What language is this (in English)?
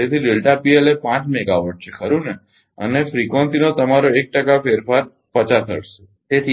Gujarati